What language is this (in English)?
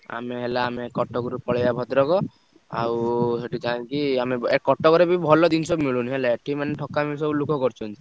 Odia